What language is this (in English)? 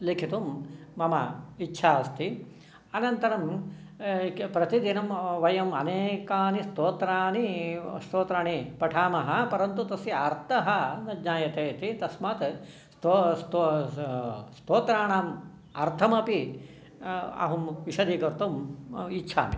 Sanskrit